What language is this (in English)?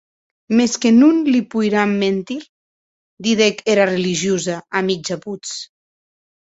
Occitan